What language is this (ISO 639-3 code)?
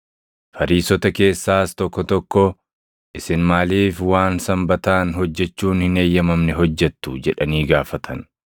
orm